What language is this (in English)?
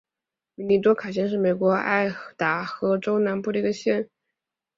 Chinese